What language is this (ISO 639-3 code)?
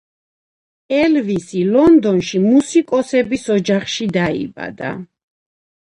kat